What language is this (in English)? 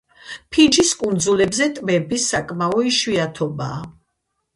Georgian